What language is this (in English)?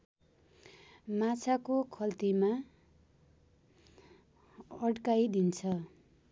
Nepali